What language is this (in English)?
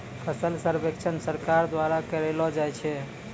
Maithili